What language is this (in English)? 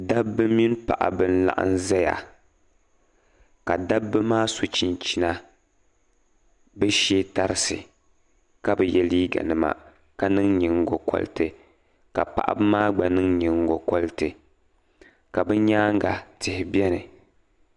Dagbani